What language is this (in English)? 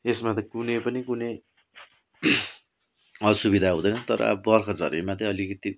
Nepali